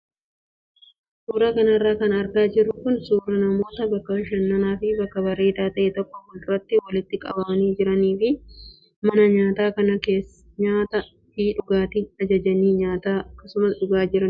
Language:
Oromo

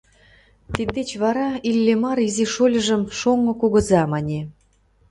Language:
Mari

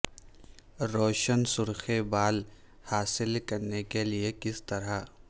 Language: Urdu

